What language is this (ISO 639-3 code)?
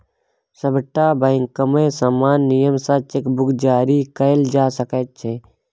mai